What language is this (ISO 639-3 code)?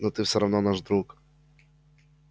rus